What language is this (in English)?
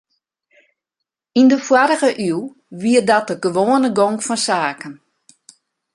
Western Frisian